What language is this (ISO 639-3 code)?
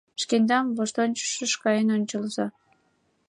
chm